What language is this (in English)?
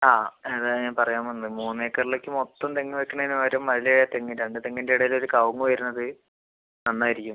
Malayalam